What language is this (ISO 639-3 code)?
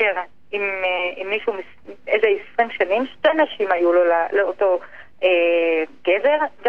heb